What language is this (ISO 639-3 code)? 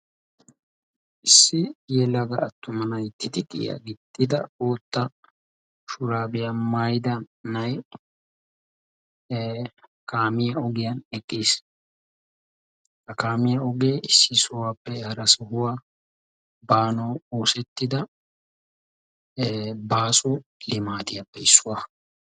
wal